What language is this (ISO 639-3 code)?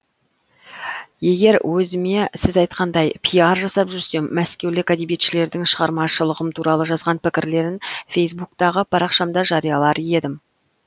kaz